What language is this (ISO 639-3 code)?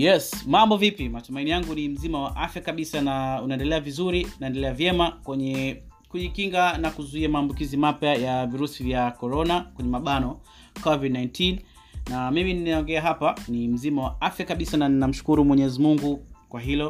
swa